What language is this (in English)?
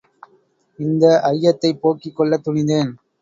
Tamil